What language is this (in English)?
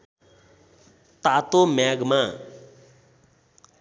Nepali